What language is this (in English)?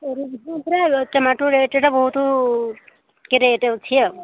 Odia